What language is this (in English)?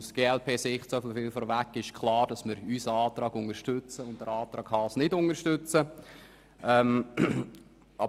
Swiss German